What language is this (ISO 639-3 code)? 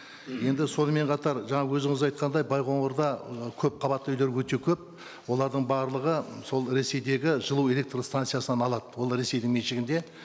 kaz